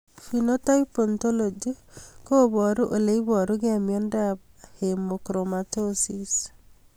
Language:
Kalenjin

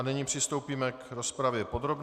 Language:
Czech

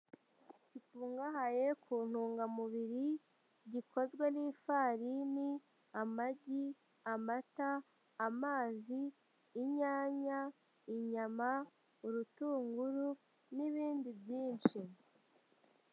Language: Kinyarwanda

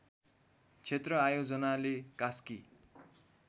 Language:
Nepali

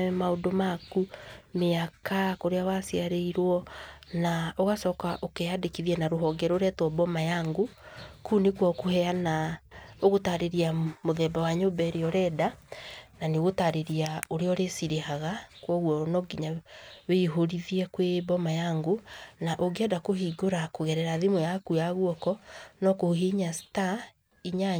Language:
Kikuyu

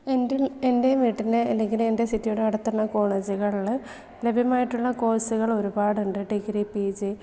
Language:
Malayalam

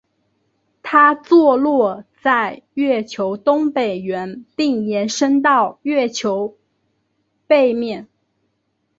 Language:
Chinese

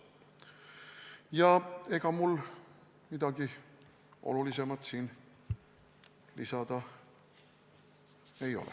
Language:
Estonian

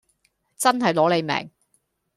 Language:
Cantonese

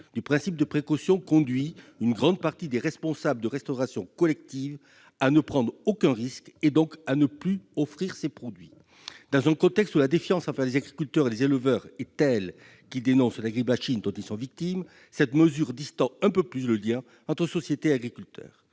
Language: French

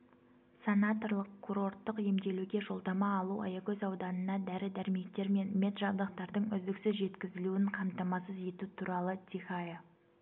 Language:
Kazakh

